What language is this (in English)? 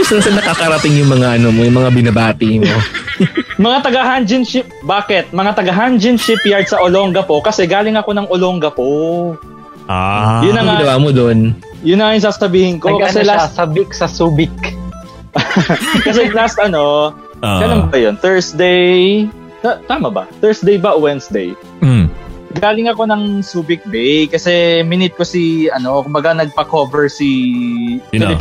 Filipino